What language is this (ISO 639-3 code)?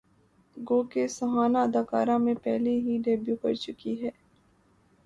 urd